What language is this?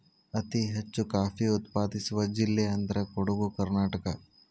Kannada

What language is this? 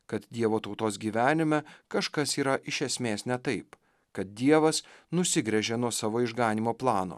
Lithuanian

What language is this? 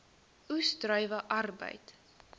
Afrikaans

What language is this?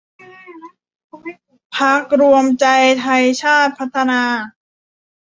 Thai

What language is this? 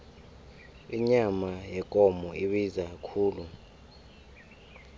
South Ndebele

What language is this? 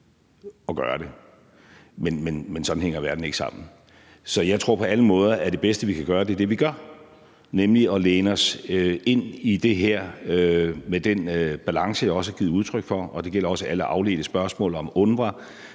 Danish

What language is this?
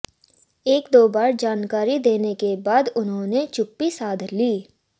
Hindi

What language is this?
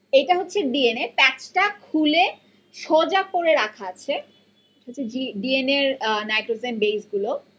Bangla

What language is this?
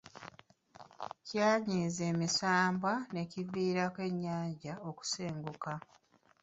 Ganda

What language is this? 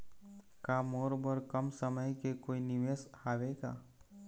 Chhattisgarhi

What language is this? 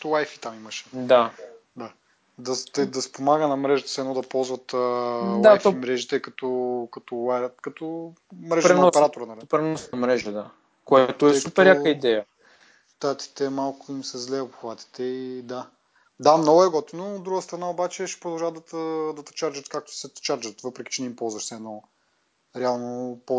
Bulgarian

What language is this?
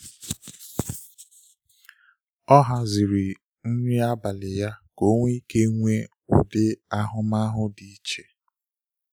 Igbo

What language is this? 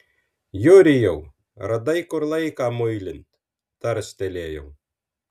Lithuanian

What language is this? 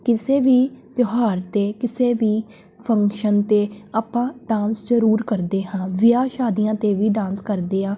Punjabi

